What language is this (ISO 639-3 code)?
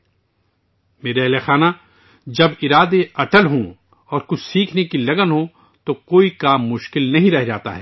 urd